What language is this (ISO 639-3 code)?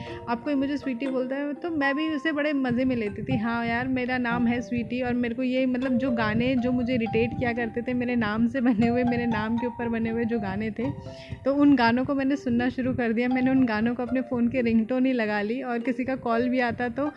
hin